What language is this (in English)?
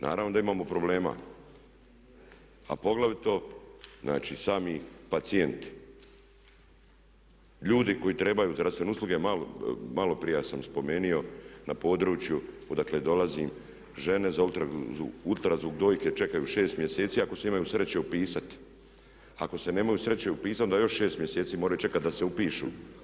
Croatian